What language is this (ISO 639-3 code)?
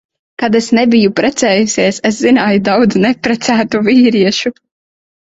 lav